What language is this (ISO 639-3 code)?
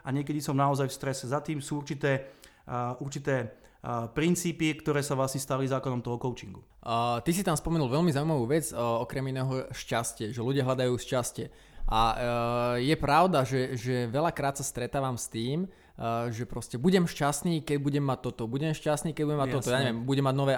slk